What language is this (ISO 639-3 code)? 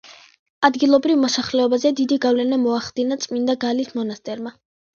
kat